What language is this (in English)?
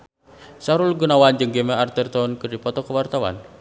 Sundanese